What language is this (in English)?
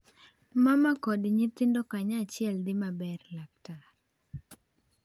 Luo (Kenya and Tanzania)